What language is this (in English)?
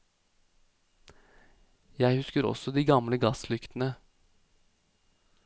Norwegian